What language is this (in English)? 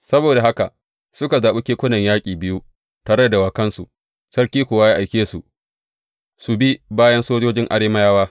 Hausa